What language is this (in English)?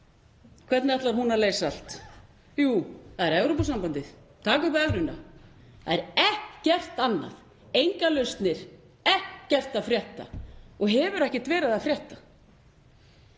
Icelandic